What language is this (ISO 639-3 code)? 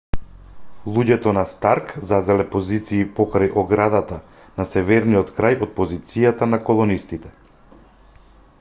mkd